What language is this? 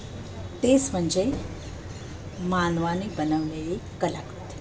Marathi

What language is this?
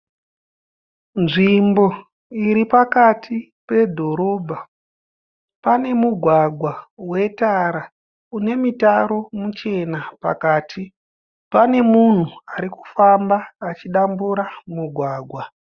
Shona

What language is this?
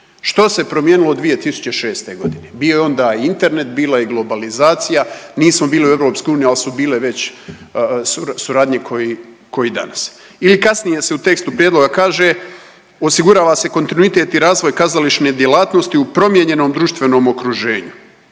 Croatian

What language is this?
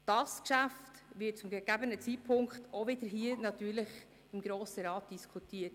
Swiss German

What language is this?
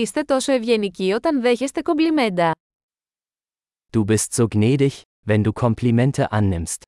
Greek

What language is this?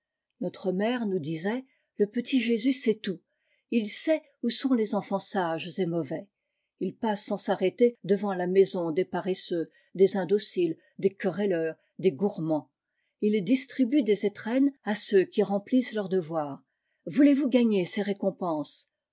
French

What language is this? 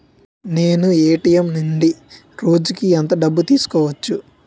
Telugu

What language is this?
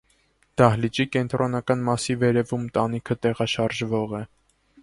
Armenian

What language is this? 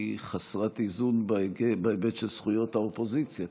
Hebrew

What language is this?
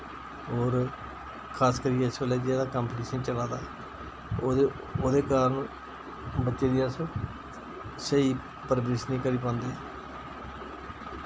Dogri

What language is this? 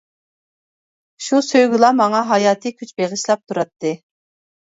Uyghur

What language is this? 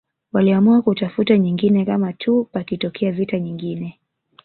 Swahili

